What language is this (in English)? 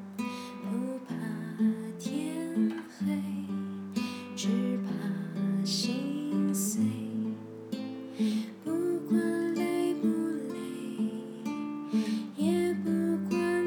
Chinese